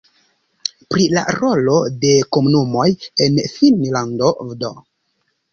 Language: Esperanto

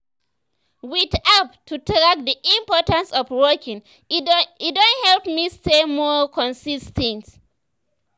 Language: Nigerian Pidgin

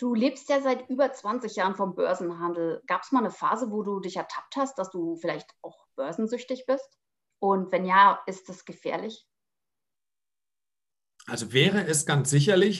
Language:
German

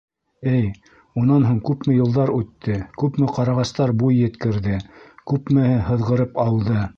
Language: Bashkir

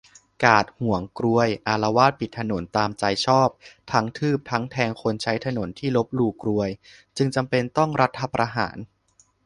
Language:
Thai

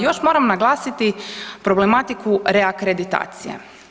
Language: Croatian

